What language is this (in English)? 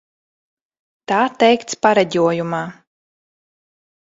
Latvian